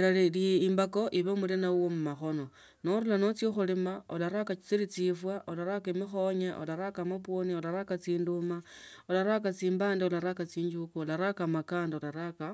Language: Tsotso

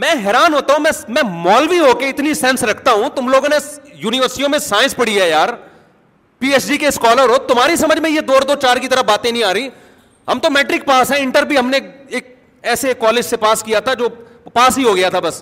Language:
Urdu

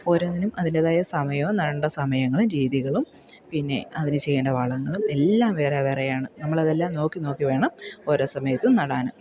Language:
Malayalam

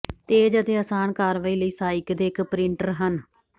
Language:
Punjabi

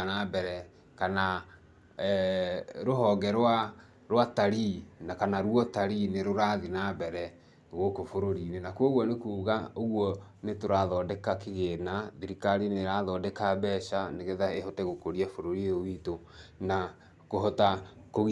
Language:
Kikuyu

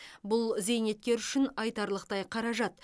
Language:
Kazakh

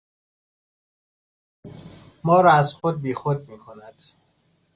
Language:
Persian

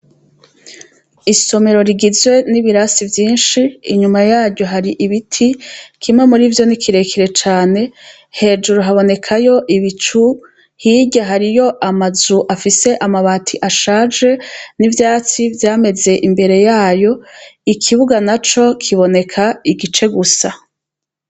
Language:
Rundi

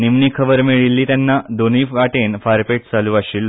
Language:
Konkani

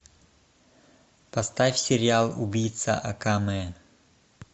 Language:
Russian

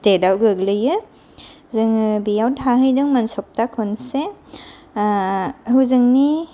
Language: Bodo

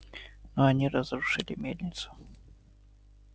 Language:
Russian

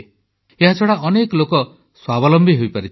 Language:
Odia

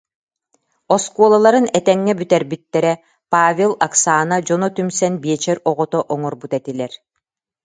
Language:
Yakut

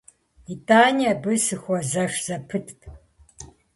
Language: Kabardian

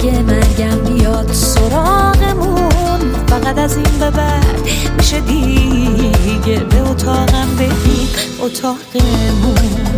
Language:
Persian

